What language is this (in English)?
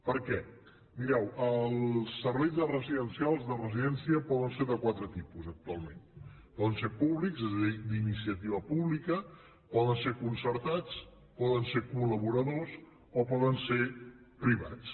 Catalan